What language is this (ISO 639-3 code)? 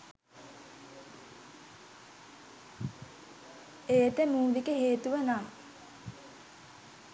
sin